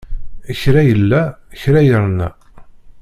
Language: Kabyle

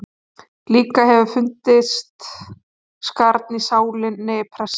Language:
Icelandic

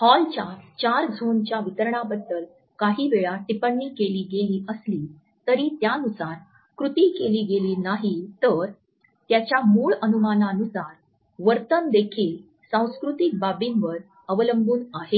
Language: Marathi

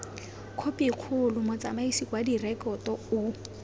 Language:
Tswana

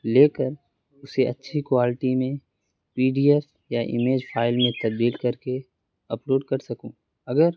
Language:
Urdu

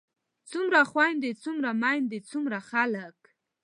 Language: Pashto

